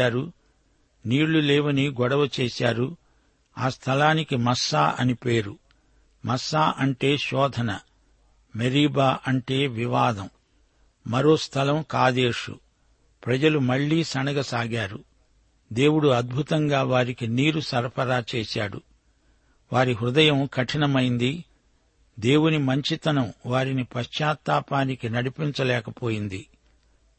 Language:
Telugu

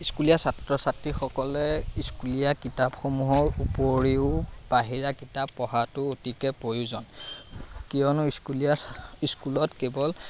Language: Assamese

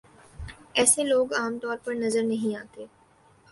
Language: Urdu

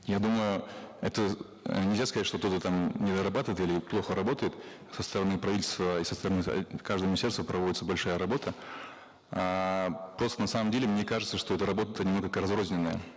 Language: Kazakh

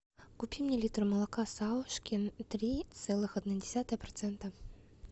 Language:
Russian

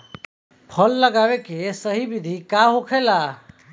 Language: Bhojpuri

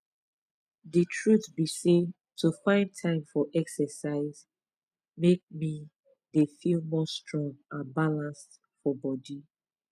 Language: Nigerian Pidgin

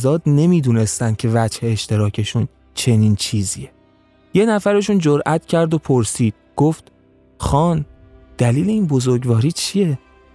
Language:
Persian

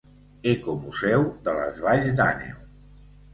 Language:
Catalan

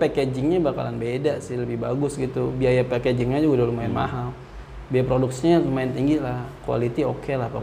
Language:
Indonesian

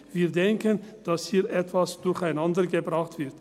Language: Swiss German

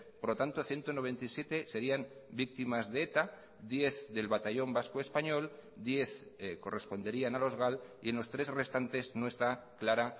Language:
Spanish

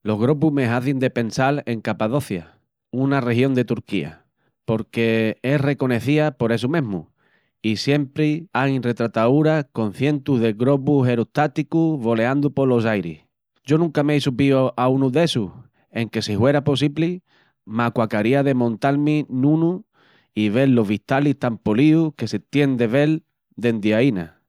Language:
Extremaduran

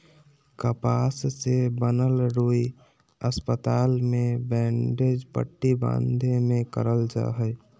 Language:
Magahi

